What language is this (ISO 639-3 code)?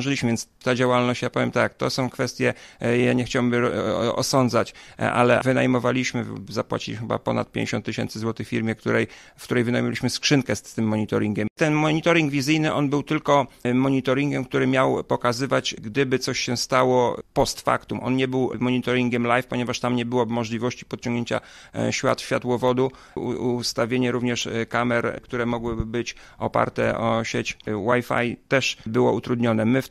pol